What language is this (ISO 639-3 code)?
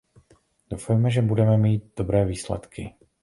ces